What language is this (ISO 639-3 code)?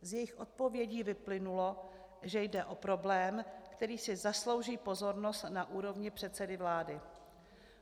ces